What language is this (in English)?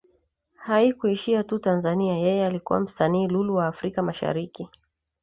Swahili